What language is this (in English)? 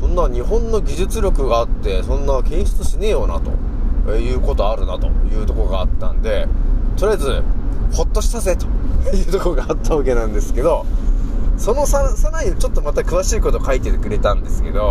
Japanese